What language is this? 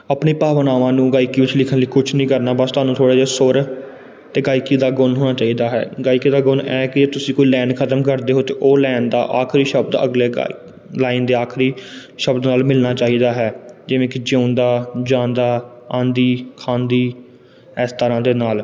Punjabi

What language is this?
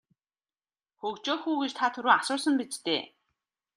Mongolian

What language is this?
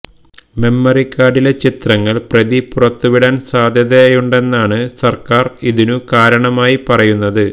Malayalam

